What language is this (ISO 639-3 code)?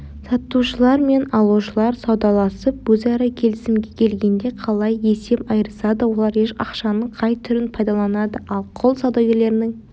kaz